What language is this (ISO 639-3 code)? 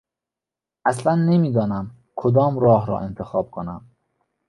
fas